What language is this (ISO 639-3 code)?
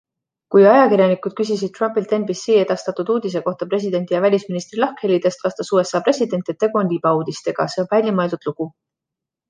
est